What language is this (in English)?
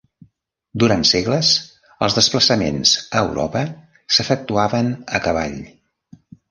Catalan